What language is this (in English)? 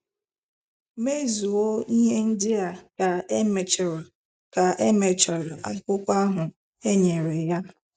Igbo